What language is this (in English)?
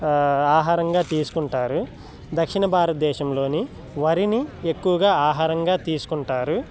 Telugu